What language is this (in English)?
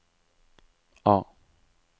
Norwegian